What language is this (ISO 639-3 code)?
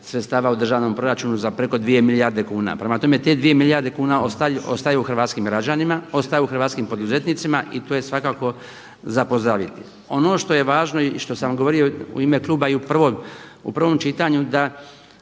hrv